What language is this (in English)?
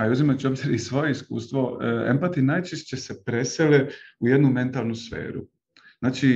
Croatian